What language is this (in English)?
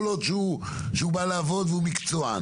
Hebrew